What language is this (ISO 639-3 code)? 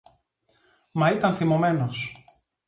ell